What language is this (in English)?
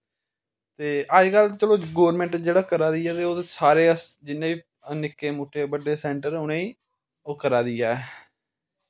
Dogri